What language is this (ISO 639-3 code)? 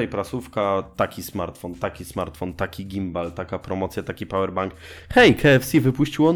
pol